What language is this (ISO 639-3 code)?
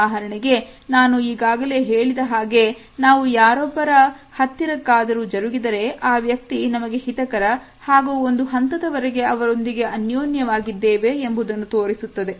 kan